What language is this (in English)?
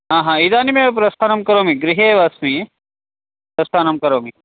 Sanskrit